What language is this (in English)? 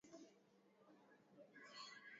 Swahili